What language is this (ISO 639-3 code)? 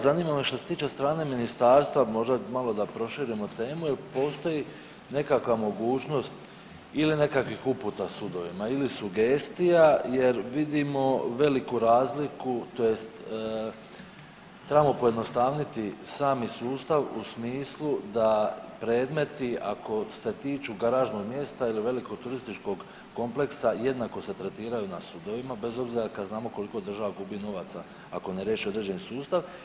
hrv